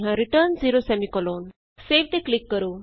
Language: Punjabi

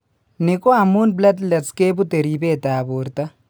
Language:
Kalenjin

